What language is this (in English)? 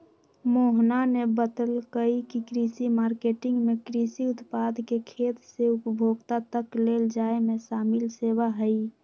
Magahi